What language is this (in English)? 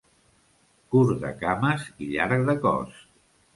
Catalan